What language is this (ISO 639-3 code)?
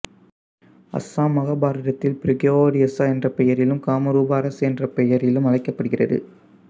tam